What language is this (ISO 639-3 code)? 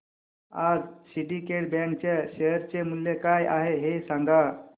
mar